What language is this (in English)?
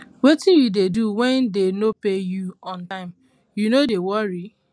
Nigerian Pidgin